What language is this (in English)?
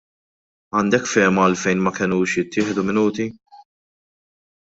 Maltese